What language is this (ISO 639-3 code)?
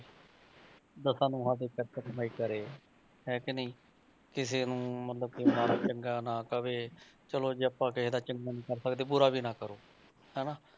pan